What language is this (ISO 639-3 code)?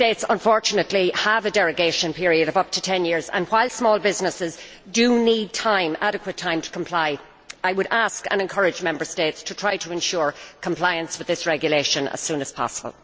eng